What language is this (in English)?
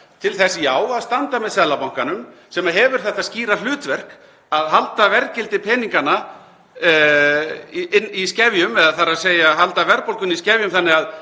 Icelandic